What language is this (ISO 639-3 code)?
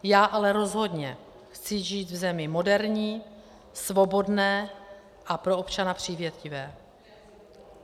ces